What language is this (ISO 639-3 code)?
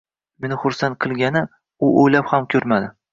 uzb